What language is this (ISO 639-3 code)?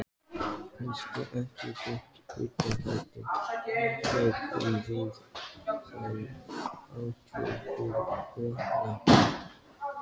isl